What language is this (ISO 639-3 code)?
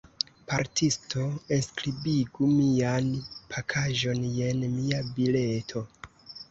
epo